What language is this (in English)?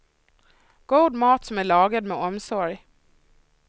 Swedish